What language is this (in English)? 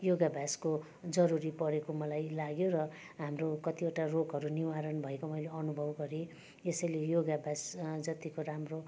Nepali